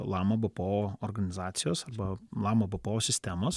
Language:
Lithuanian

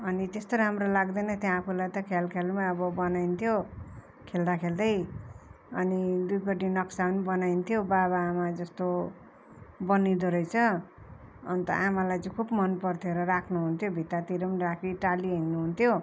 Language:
Nepali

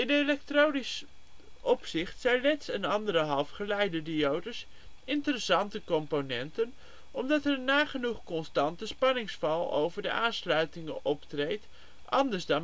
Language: Dutch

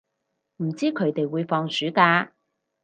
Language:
Cantonese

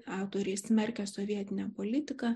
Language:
Lithuanian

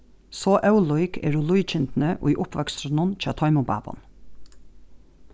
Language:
Faroese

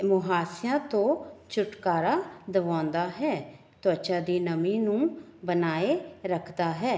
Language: Punjabi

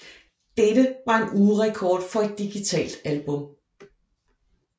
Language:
Danish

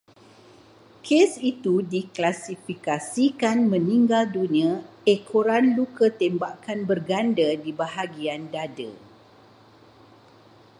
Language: Malay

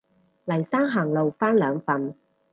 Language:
Cantonese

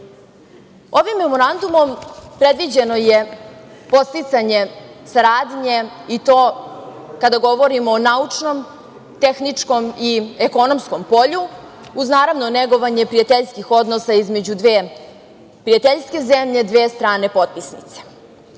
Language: Serbian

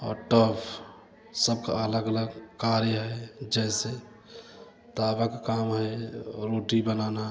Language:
Hindi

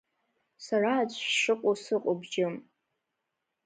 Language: Abkhazian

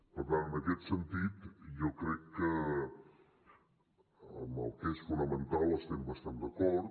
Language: Catalan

